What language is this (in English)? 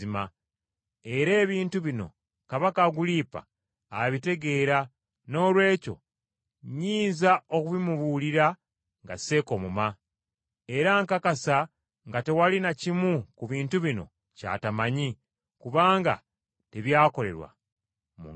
Ganda